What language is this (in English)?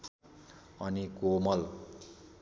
Nepali